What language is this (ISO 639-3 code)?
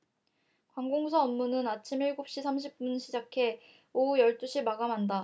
kor